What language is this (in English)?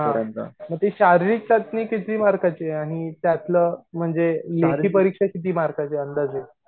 Marathi